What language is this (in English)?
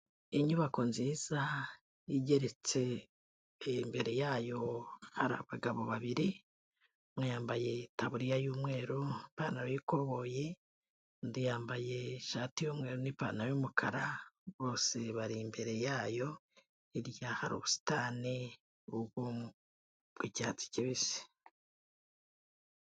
Kinyarwanda